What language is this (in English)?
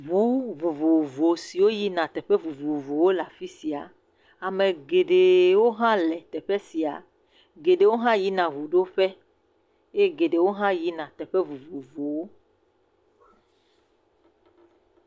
Ewe